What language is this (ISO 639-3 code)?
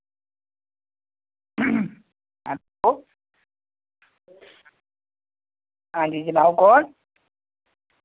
doi